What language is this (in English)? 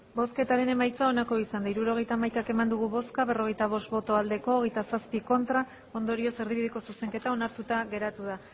Basque